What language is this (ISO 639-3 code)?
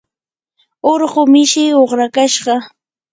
qur